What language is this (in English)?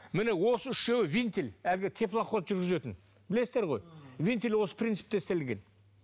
Kazakh